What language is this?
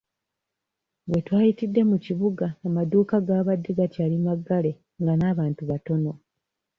Ganda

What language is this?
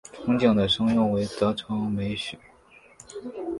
Chinese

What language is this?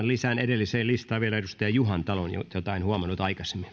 Finnish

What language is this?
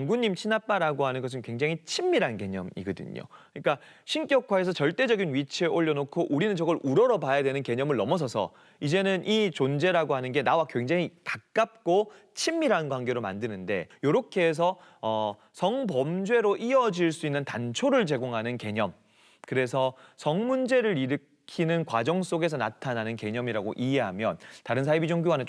Korean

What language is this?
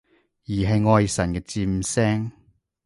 Cantonese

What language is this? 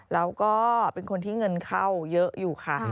Thai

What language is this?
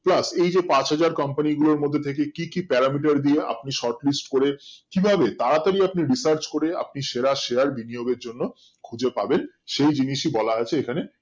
Bangla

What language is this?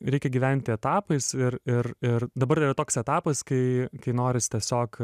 Lithuanian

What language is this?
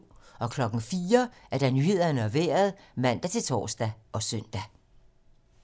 Danish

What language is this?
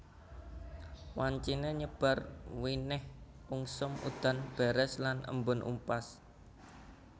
Javanese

